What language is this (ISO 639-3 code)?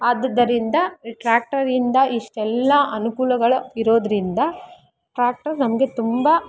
kan